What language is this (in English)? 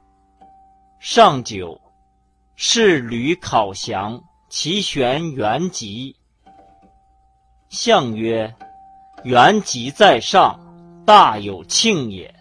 Chinese